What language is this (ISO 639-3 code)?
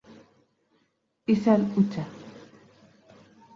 eus